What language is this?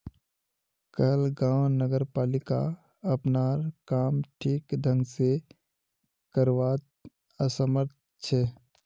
Magahi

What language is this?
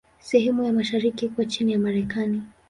Swahili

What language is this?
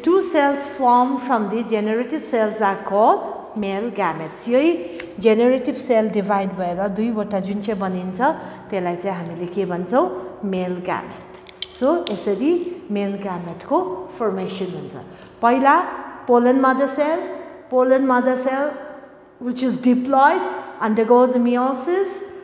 English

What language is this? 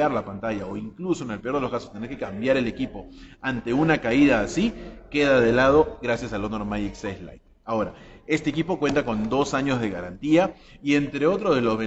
Spanish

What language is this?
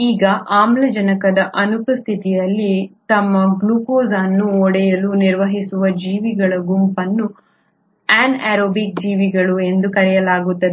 Kannada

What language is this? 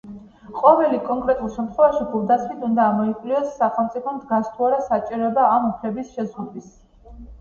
Georgian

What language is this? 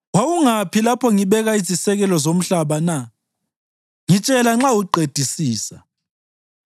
North Ndebele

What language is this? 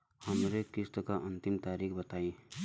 Bhojpuri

